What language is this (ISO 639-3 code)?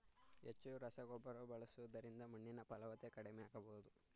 kan